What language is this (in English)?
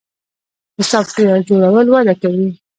Pashto